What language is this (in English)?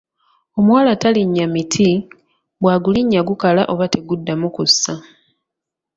Ganda